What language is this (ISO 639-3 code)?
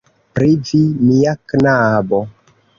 epo